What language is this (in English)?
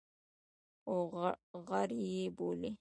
Pashto